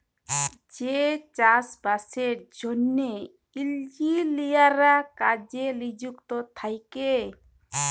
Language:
Bangla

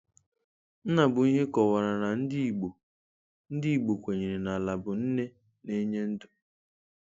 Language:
Igbo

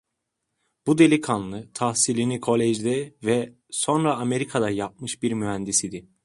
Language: Turkish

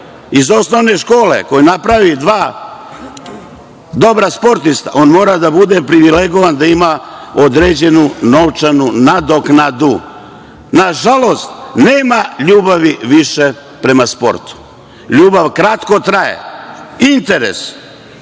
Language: Serbian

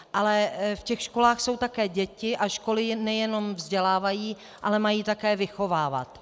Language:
Czech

